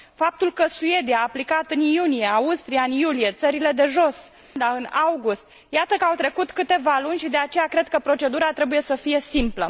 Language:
Romanian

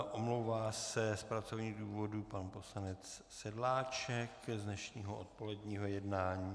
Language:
Czech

